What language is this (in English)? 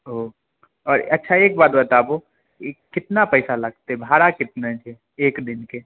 Maithili